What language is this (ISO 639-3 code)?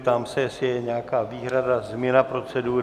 ces